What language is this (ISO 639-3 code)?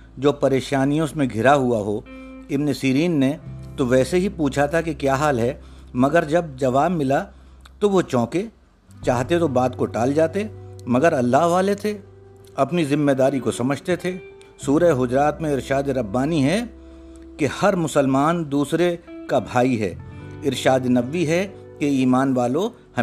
urd